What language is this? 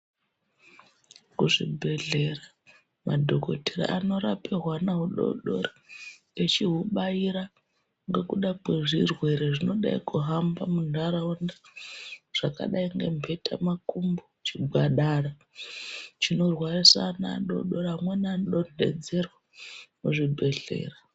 Ndau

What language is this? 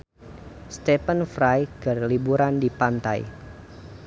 Sundanese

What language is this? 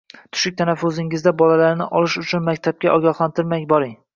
Uzbek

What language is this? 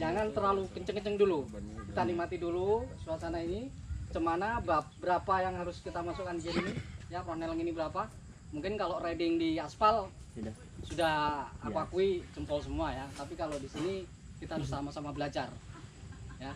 Indonesian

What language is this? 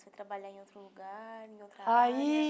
Portuguese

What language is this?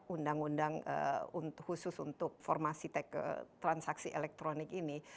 Indonesian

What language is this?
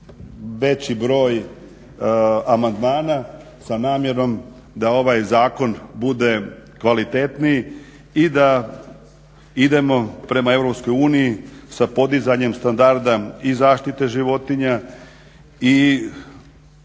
Croatian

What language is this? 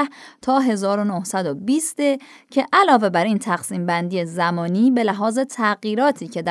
Persian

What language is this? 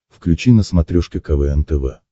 Russian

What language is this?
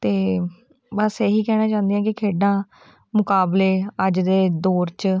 Punjabi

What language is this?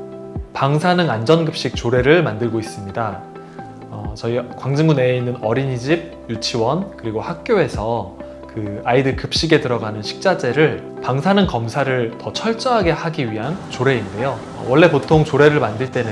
Korean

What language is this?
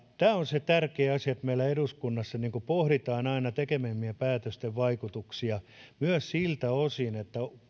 Finnish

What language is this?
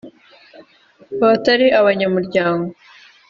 Kinyarwanda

